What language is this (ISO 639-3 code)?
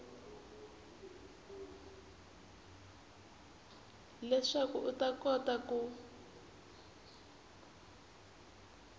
tso